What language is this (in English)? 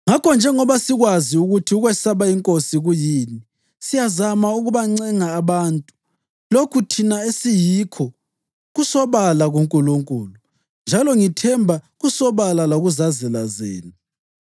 North Ndebele